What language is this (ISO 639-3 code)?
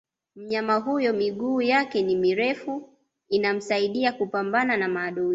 swa